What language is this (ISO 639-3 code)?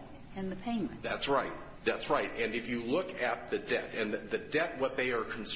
eng